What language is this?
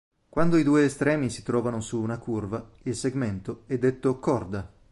Italian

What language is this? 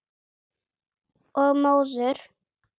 Icelandic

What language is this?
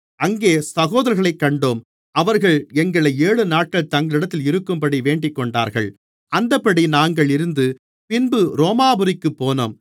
Tamil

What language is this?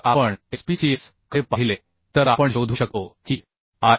Marathi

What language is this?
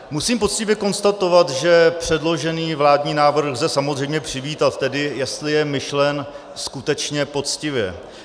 Czech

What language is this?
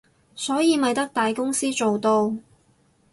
Cantonese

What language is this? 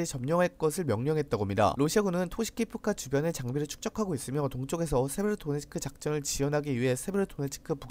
Korean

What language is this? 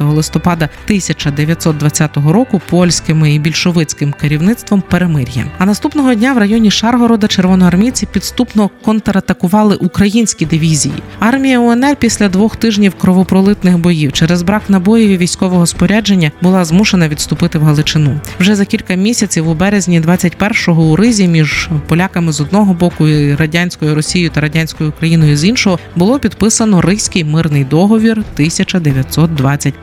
Ukrainian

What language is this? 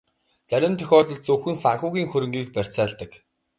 Mongolian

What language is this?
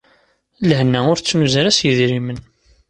Kabyle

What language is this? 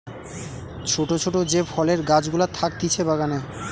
Bangla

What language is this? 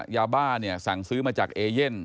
Thai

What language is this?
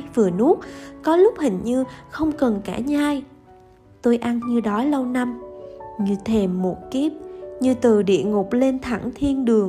Vietnamese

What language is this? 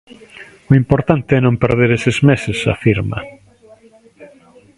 Galician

